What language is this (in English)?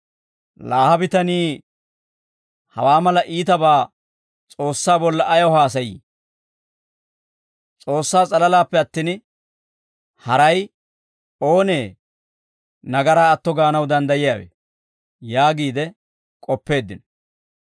Dawro